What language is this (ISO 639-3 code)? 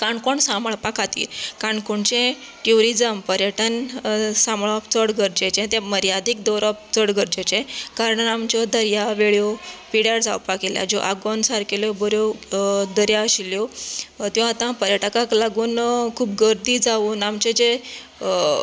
kok